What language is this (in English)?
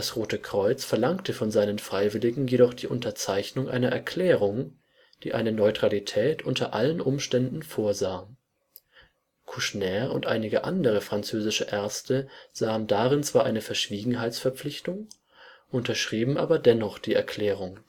German